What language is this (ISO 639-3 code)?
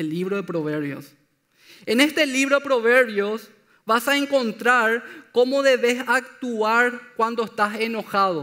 spa